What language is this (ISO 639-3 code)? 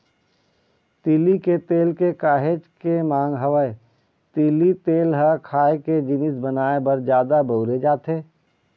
hne